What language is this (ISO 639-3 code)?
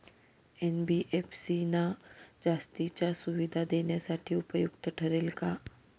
mar